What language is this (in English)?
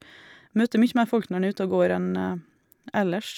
Norwegian